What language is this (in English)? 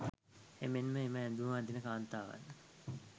Sinhala